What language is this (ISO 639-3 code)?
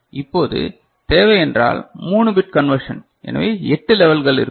tam